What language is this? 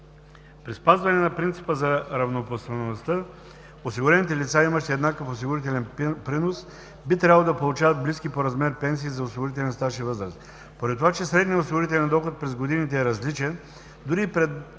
Bulgarian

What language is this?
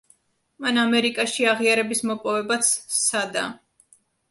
Georgian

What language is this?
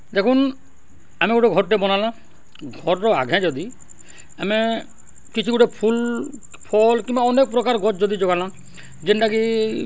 Odia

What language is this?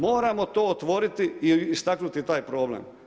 Croatian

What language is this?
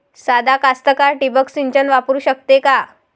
Marathi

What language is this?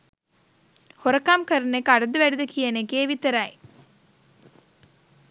Sinhala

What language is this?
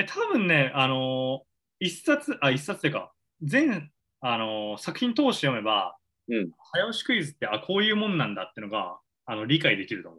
Japanese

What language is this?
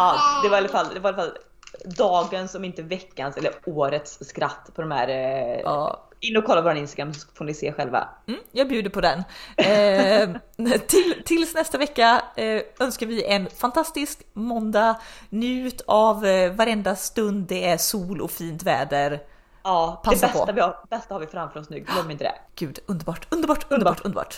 Swedish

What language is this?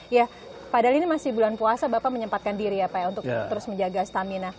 Indonesian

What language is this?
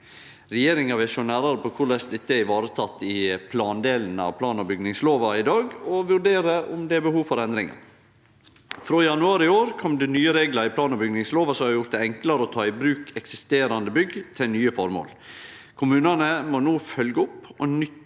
Norwegian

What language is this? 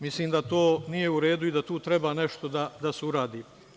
Serbian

